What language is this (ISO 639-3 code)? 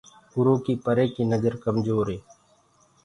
ggg